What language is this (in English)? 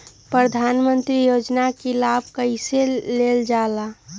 Magahi